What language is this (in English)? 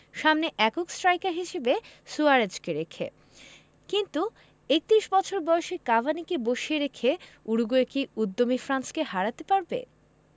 Bangla